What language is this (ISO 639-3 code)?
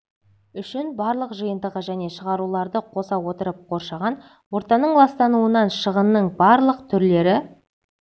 kaz